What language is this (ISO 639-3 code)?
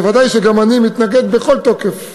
heb